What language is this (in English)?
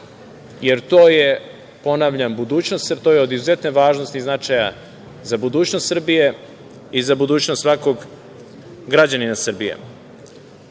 Serbian